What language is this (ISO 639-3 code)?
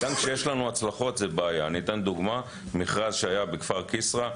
heb